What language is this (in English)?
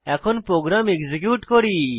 Bangla